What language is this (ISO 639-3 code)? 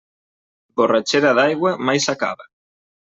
cat